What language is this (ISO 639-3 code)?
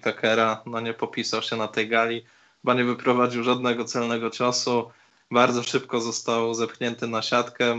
pol